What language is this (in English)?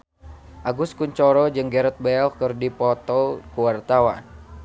Sundanese